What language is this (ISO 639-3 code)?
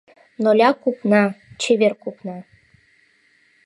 chm